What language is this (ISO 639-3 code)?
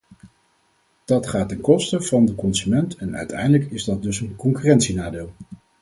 nld